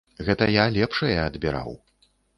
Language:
Belarusian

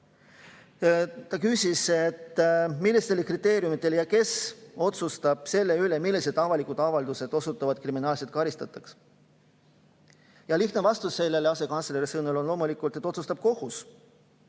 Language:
Estonian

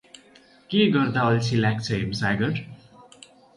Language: Nepali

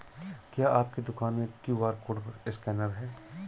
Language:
Hindi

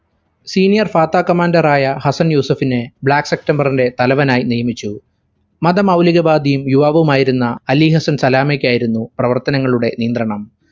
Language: Malayalam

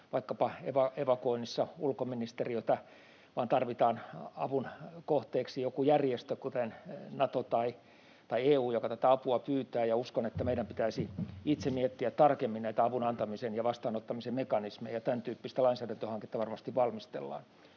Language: Finnish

